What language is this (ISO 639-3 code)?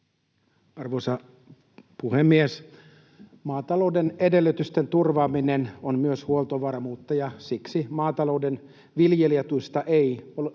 fin